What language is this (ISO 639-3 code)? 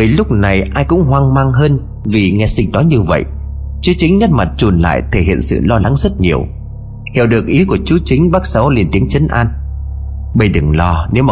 vie